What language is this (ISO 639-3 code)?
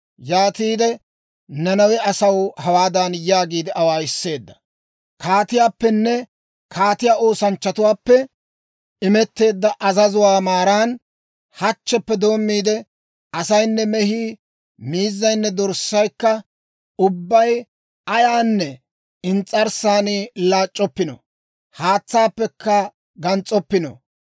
dwr